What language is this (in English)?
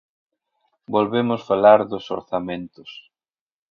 Galician